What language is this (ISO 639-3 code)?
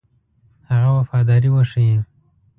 pus